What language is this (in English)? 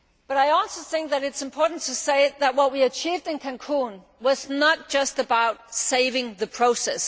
English